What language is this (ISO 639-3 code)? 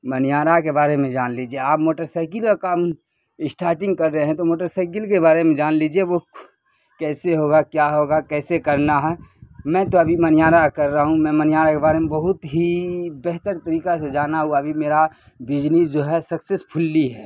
urd